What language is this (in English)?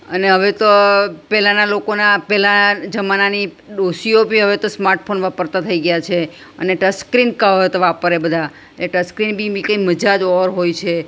Gujarati